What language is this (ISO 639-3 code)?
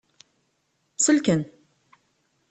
kab